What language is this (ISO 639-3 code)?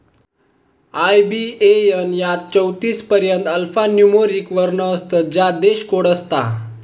mar